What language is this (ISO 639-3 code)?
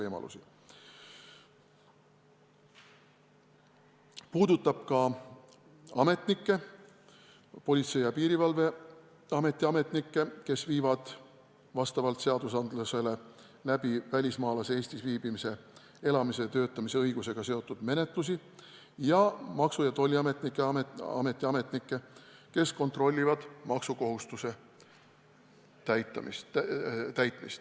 est